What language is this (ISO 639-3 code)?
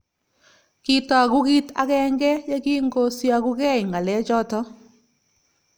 kln